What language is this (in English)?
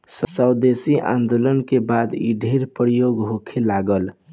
Bhojpuri